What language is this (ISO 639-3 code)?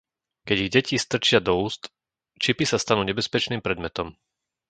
slk